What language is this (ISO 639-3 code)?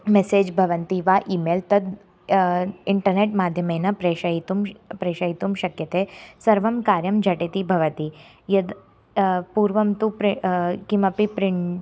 san